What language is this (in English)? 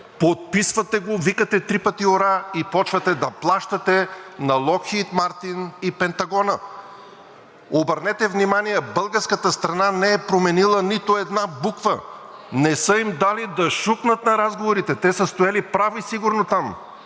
Bulgarian